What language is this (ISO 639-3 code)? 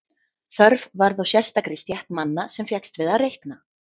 isl